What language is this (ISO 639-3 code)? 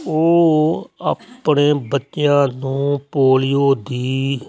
pan